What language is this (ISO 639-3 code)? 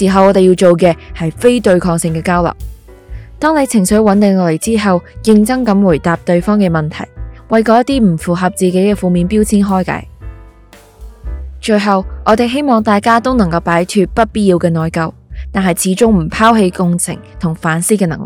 zho